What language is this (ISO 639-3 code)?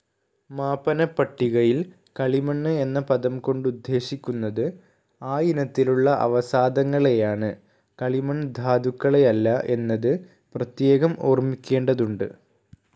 mal